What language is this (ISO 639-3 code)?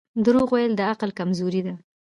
pus